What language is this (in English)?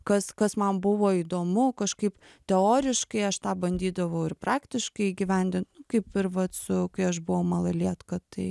Lithuanian